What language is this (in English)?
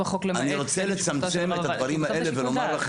Hebrew